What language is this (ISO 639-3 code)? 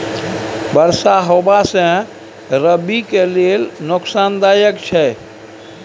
mai